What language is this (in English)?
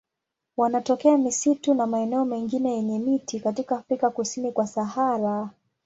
Swahili